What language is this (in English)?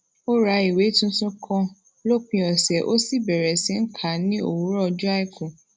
Yoruba